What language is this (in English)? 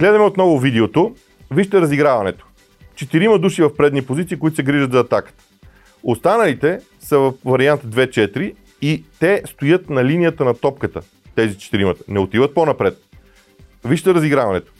Bulgarian